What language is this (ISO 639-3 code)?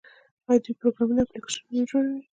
pus